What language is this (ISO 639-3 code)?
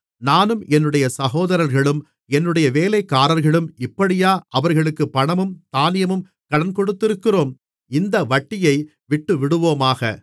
tam